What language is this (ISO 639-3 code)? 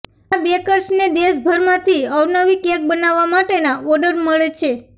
guj